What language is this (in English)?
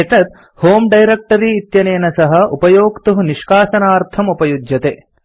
Sanskrit